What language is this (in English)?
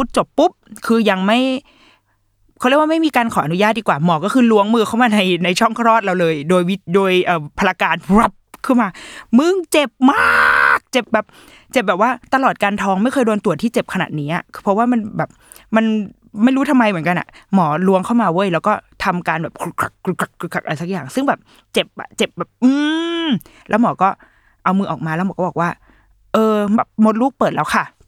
Thai